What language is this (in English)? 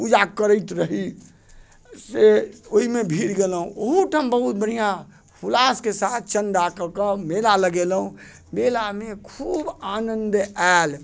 Maithili